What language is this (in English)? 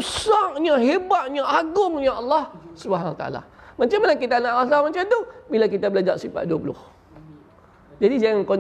Malay